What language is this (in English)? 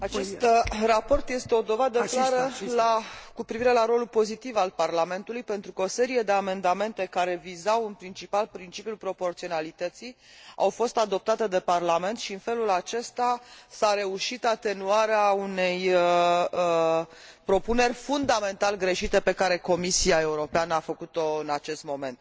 Romanian